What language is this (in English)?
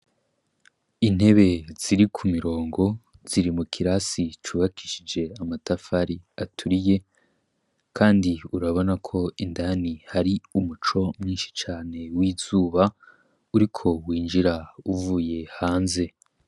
Rundi